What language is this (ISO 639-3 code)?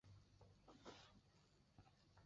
zho